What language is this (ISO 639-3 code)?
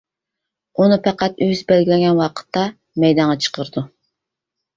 uig